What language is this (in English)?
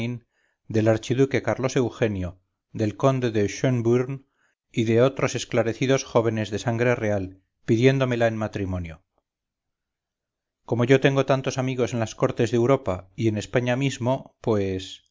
Spanish